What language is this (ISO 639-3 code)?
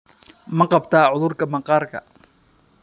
som